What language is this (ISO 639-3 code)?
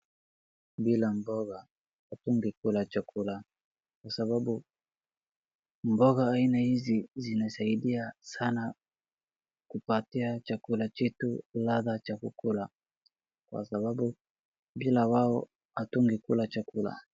swa